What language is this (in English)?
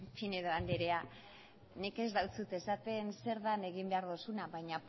Basque